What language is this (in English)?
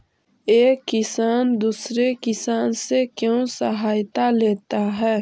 Magahi